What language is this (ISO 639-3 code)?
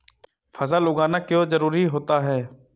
hin